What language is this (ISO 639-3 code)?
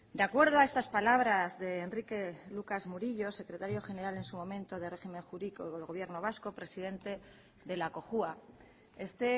spa